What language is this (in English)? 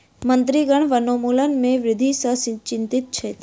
Maithili